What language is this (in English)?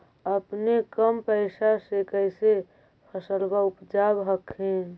Magahi